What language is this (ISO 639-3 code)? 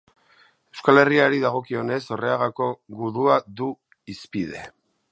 eus